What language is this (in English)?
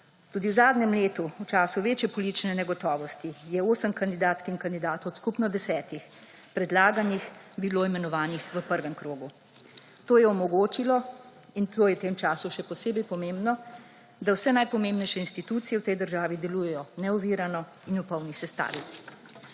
Slovenian